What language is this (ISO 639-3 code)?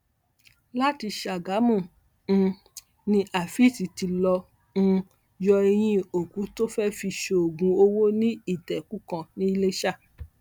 yor